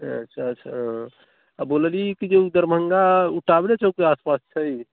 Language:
Maithili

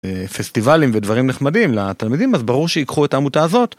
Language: Hebrew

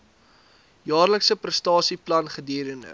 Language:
Afrikaans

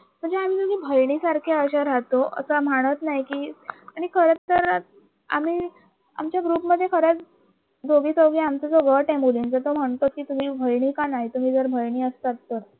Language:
Marathi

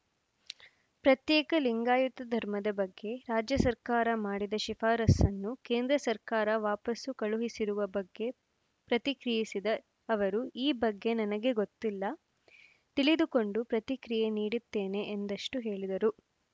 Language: Kannada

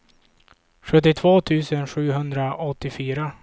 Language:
Swedish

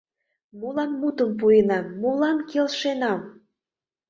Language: Mari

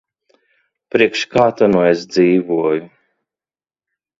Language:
Latvian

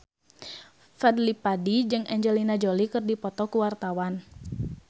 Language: Sundanese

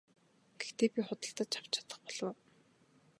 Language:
Mongolian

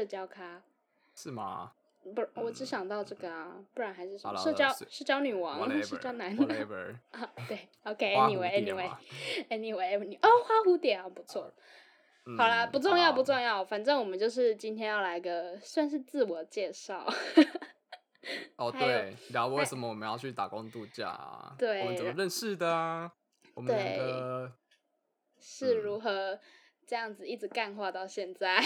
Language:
Chinese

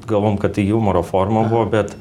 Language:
Lithuanian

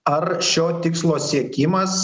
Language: Lithuanian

